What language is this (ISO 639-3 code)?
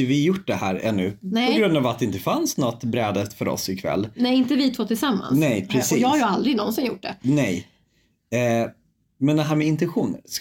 swe